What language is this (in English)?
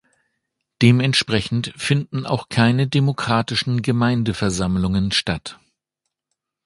German